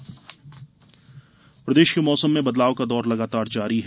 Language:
Hindi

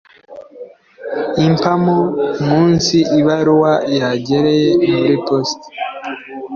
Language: Kinyarwanda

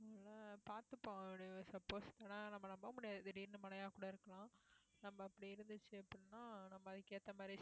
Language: Tamil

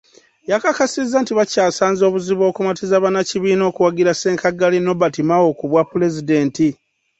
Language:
Ganda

